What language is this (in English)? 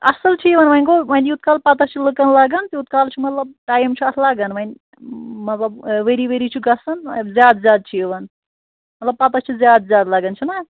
Kashmiri